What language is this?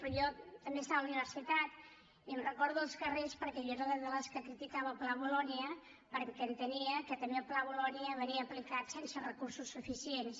Catalan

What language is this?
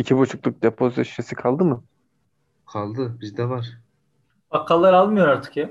Turkish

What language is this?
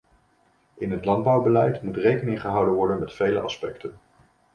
Dutch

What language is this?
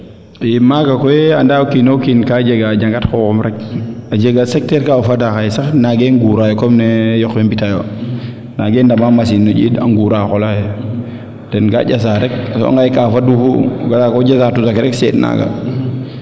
Serer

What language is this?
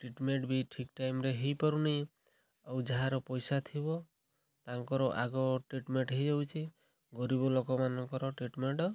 Odia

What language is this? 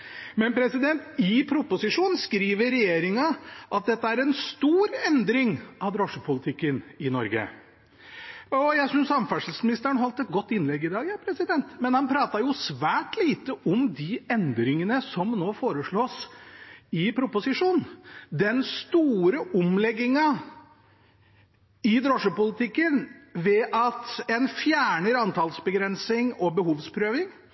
Norwegian Bokmål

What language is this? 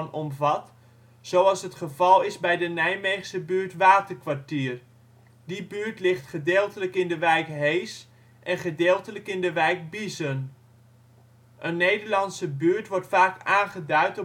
Dutch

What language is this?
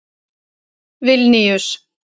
Icelandic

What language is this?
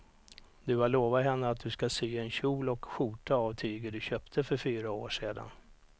Swedish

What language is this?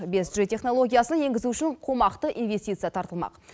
Kazakh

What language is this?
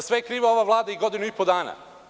Serbian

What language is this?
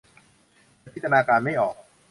Thai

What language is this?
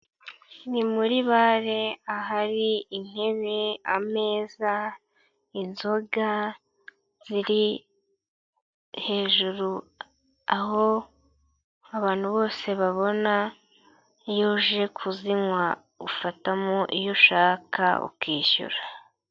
Kinyarwanda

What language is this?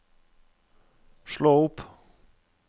Norwegian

